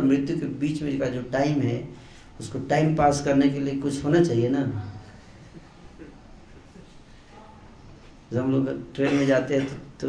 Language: Hindi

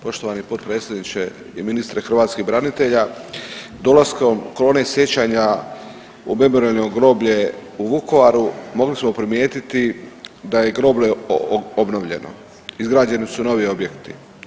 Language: Croatian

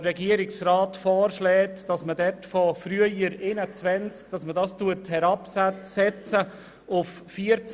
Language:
Swiss German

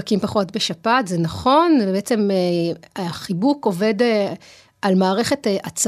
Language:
Hebrew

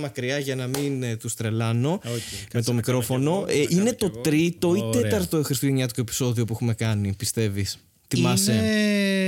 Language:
Greek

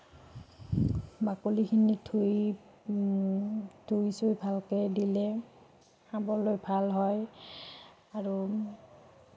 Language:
Assamese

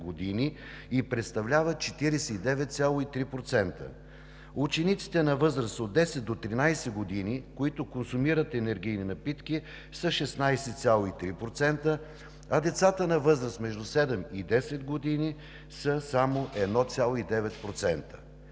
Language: Bulgarian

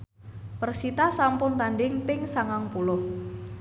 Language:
Javanese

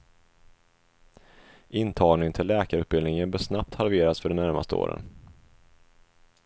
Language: Swedish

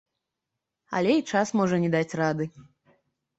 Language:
Belarusian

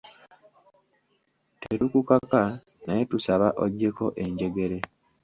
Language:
Ganda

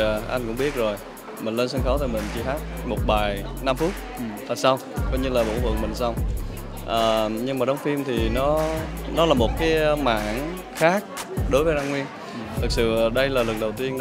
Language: Vietnamese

